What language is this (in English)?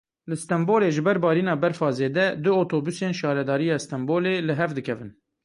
Kurdish